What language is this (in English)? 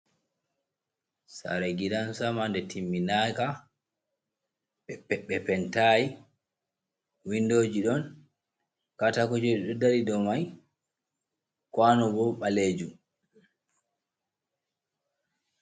Fula